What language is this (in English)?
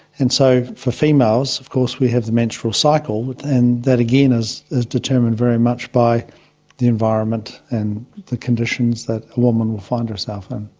English